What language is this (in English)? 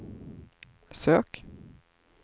Swedish